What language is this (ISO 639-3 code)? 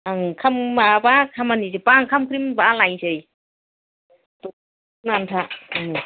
brx